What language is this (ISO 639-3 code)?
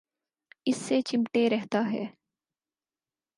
urd